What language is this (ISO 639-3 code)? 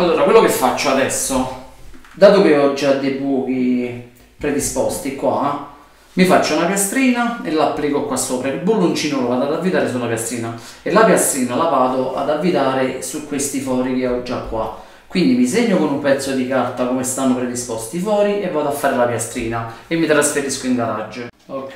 ita